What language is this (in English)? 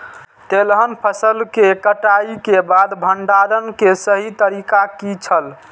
Maithili